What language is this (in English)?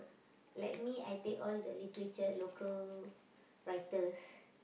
English